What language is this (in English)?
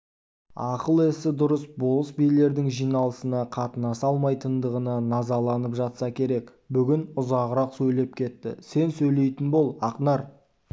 Kazakh